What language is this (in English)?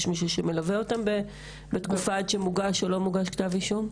Hebrew